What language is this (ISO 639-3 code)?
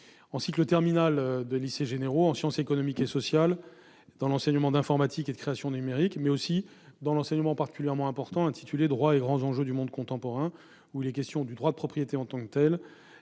fra